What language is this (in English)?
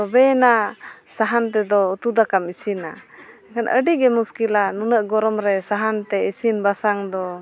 Santali